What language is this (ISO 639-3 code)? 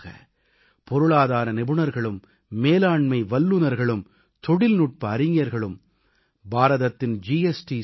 tam